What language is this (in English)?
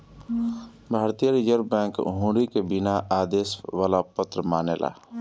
Bhojpuri